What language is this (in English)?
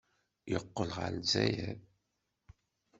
Kabyle